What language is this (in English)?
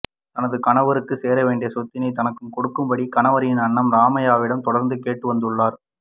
Tamil